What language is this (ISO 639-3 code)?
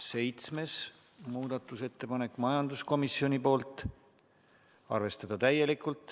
est